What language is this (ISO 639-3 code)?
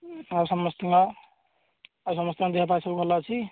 ori